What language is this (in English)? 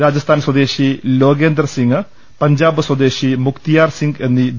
Malayalam